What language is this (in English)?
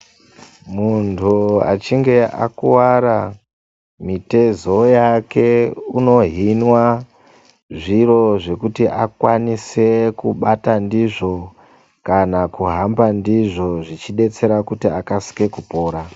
Ndau